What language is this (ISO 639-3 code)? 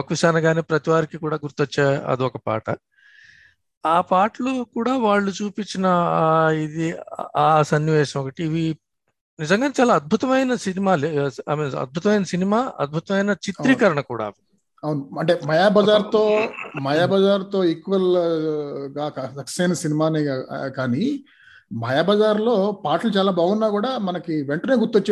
tel